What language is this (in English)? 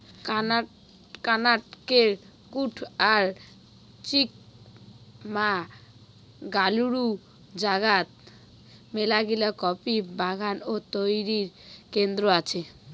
Bangla